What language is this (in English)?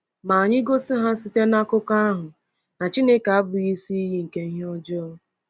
Igbo